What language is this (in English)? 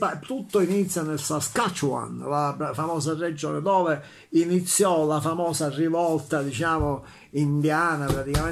Italian